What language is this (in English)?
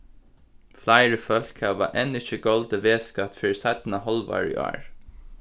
Faroese